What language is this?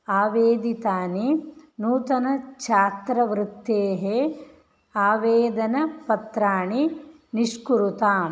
Sanskrit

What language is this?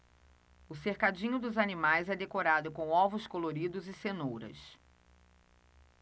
Portuguese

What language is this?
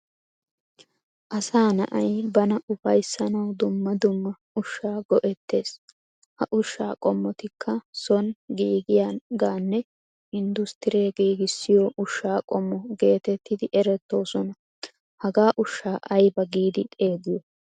Wolaytta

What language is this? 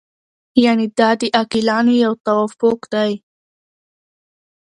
Pashto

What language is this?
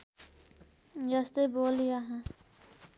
Nepali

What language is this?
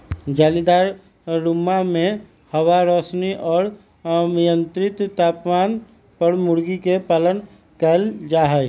Magahi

